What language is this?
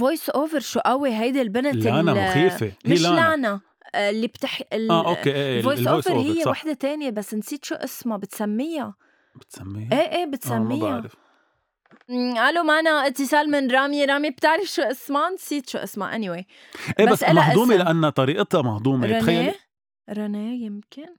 Arabic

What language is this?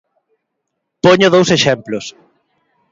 Galician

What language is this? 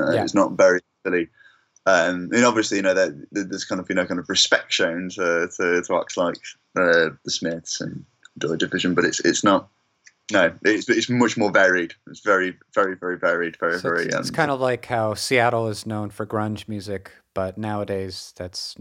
English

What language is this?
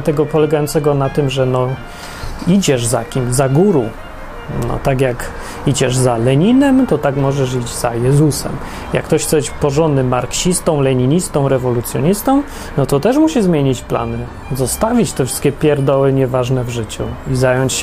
Polish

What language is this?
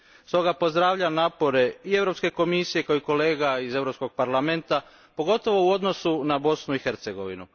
Croatian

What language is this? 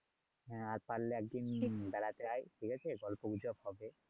Bangla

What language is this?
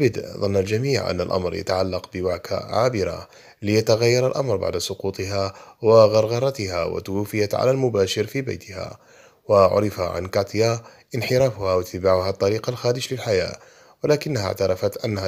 Arabic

